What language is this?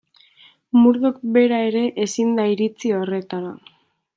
Basque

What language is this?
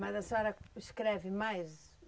Portuguese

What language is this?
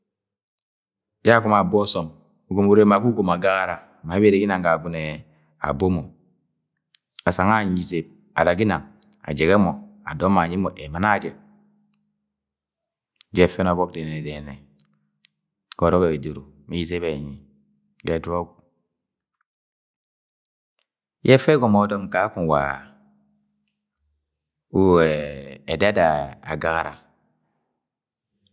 Agwagwune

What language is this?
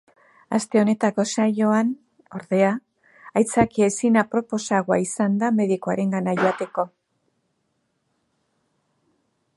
Basque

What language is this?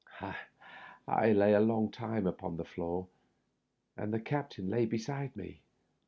English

